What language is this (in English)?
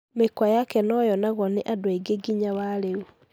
Kikuyu